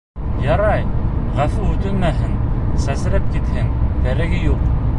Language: Bashkir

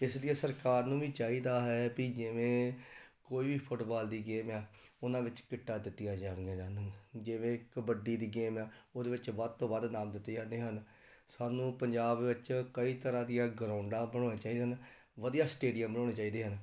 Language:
Punjabi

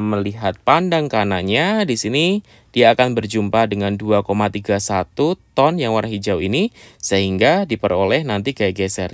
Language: Indonesian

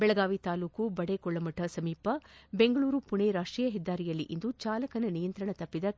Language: Kannada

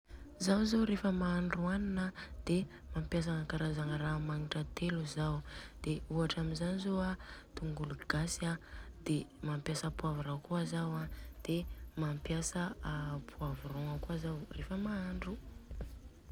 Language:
Southern Betsimisaraka Malagasy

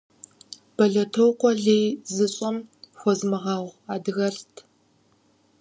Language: Kabardian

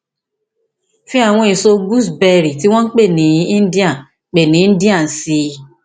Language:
Yoruba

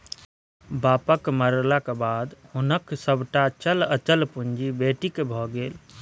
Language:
Maithili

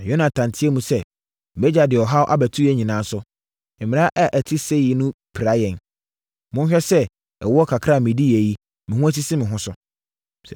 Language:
Akan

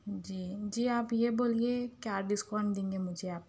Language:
Urdu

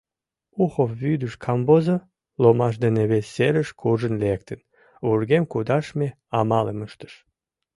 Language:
Mari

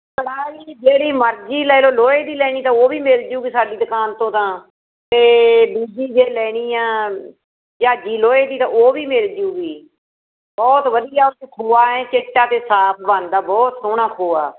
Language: Punjabi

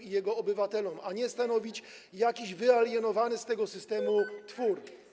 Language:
Polish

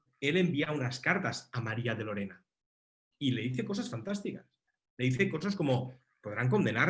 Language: Spanish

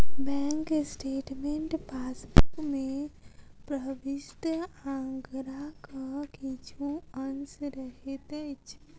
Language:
Maithili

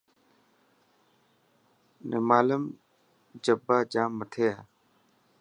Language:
Dhatki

